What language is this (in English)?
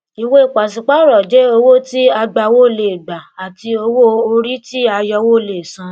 Yoruba